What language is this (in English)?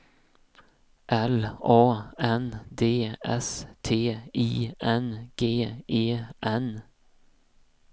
Swedish